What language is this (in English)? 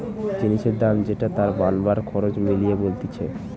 Bangla